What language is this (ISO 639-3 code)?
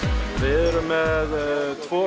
isl